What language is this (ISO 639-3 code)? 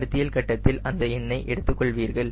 tam